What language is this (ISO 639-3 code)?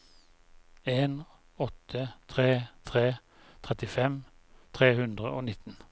nor